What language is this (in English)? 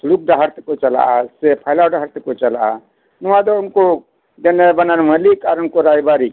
Santali